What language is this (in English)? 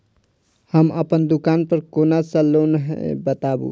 Maithili